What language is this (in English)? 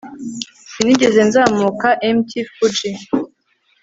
Kinyarwanda